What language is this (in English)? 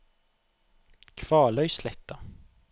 Norwegian